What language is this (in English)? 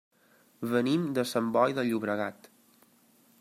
Catalan